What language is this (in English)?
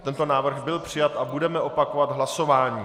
Czech